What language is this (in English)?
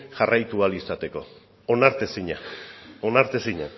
Basque